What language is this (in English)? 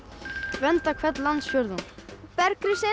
Icelandic